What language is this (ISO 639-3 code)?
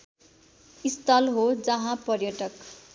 nep